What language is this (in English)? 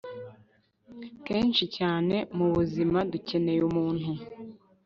Kinyarwanda